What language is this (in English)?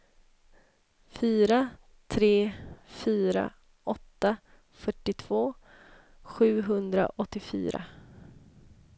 Swedish